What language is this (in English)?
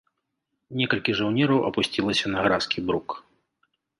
Belarusian